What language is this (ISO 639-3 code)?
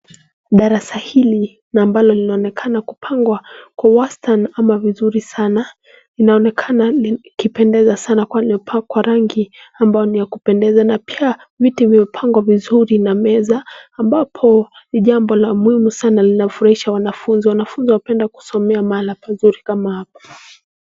swa